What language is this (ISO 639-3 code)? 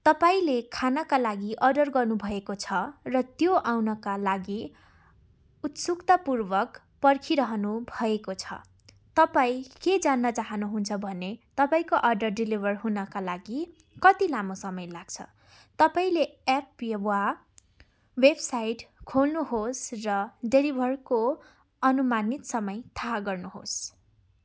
nep